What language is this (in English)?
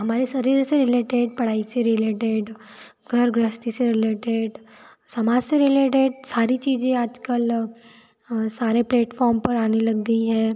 Hindi